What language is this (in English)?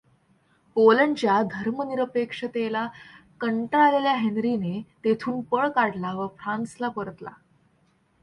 Marathi